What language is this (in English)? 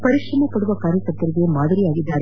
Kannada